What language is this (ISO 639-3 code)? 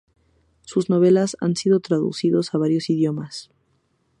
spa